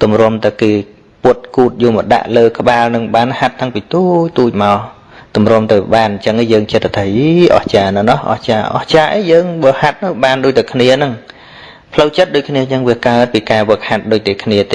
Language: Vietnamese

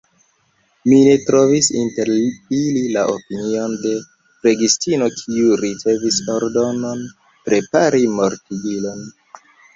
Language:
Esperanto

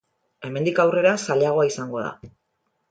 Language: Basque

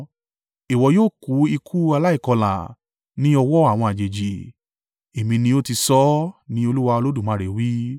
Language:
Yoruba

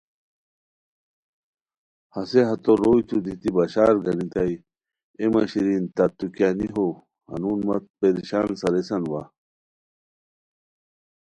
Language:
Khowar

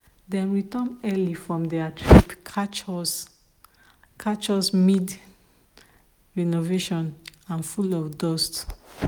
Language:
Nigerian Pidgin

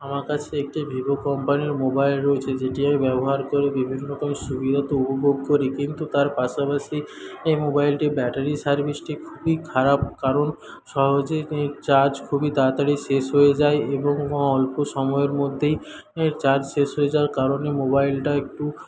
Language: Bangla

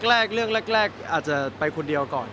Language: Thai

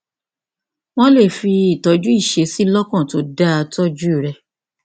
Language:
Yoruba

